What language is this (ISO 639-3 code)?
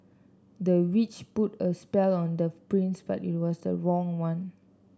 eng